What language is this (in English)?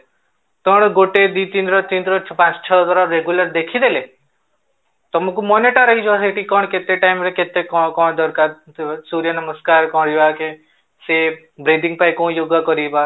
Odia